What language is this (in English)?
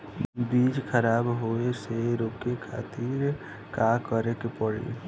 Bhojpuri